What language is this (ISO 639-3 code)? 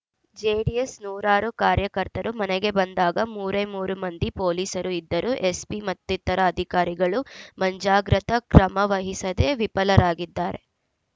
kan